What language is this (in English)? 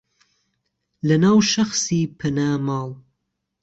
Central Kurdish